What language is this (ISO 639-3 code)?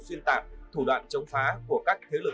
vie